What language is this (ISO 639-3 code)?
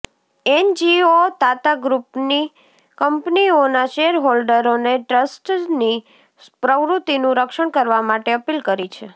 guj